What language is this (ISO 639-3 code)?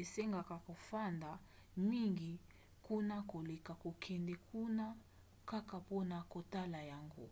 lin